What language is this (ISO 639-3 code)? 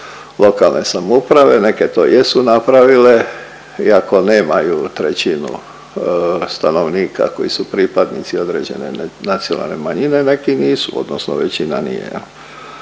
hrv